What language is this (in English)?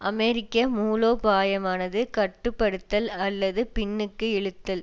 Tamil